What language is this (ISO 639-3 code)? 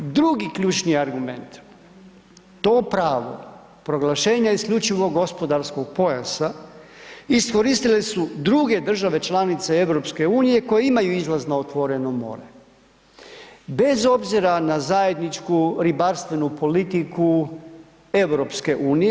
hrv